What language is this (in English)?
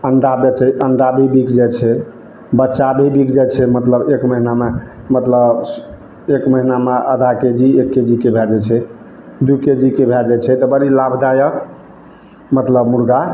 Maithili